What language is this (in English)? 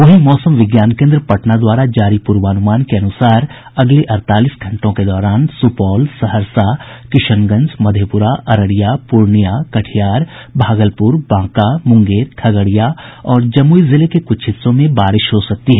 Hindi